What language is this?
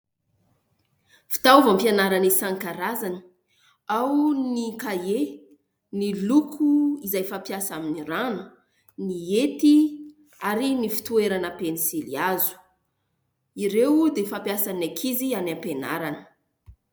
Malagasy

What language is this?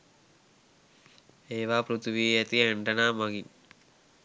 Sinhala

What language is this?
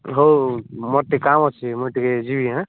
Odia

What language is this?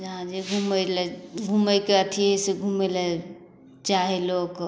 Maithili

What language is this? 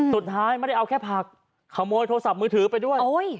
Thai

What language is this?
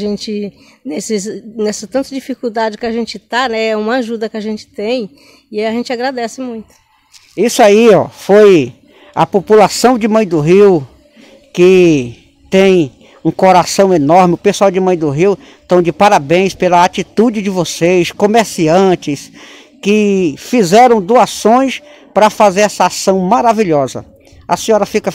Portuguese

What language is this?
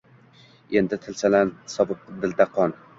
Uzbek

